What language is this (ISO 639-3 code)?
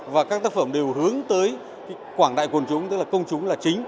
vie